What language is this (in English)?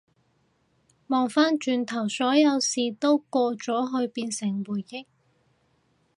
Cantonese